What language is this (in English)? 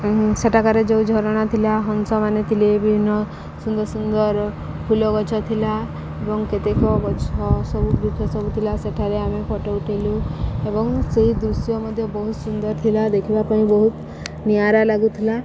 Odia